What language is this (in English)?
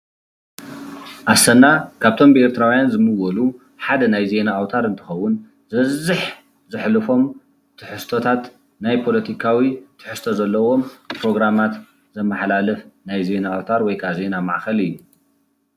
Tigrinya